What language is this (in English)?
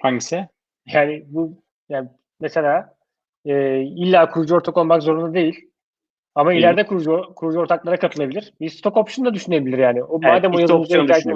Turkish